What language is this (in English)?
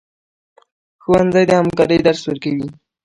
Pashto